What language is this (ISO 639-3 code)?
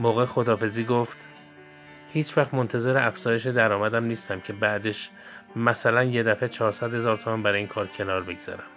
fas